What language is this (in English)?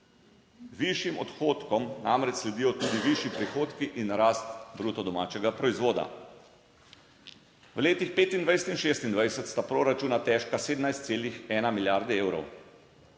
Slovenian